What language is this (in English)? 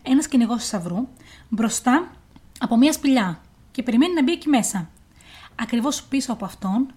Greek